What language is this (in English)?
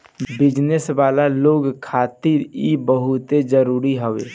Bhojpuri